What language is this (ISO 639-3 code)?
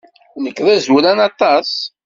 kab